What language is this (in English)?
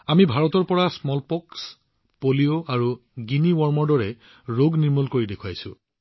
Assamese